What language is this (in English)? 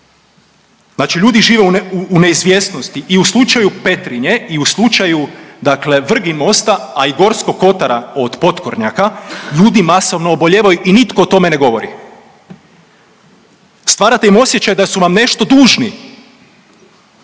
Croatian